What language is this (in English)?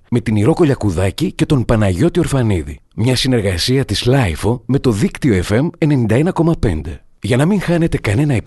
Greek